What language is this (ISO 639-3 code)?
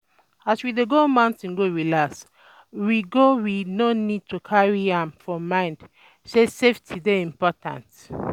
pcm